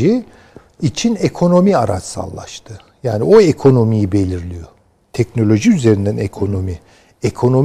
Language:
Turkish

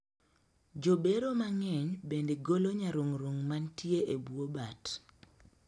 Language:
Luo (Kenya and Tanzania)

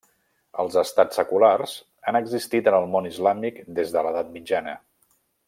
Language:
Catalan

